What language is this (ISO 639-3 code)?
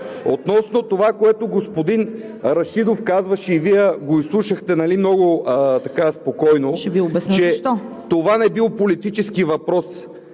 bul